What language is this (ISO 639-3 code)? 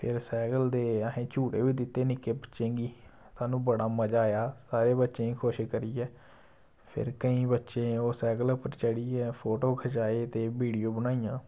doi